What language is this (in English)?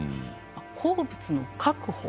Japanese